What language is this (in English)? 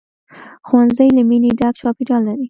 Pashto